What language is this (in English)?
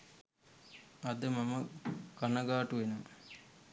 Sinhala